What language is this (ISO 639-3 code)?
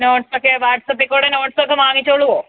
mal